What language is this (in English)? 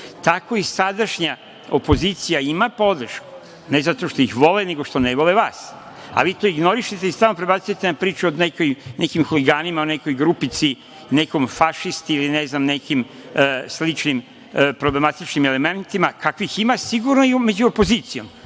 Serbian